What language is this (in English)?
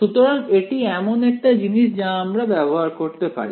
Bangla